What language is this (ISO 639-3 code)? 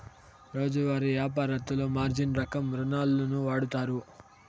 tel